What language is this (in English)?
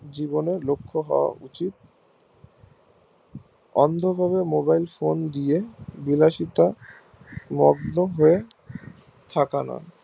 Bangla